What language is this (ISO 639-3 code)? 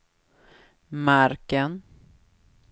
swe